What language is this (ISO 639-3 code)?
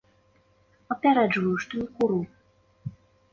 bel